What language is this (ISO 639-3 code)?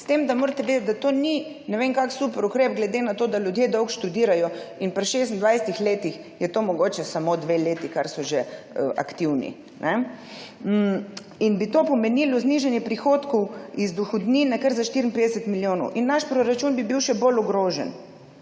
slv